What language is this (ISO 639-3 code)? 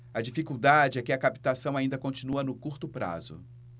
por